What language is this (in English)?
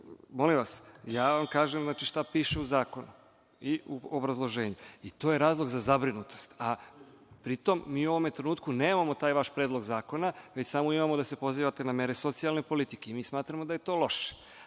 Serbian